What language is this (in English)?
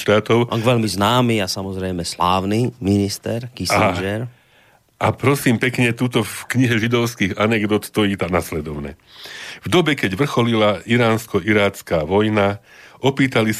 Slovak